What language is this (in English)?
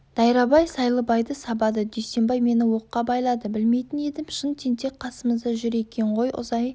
Kazakh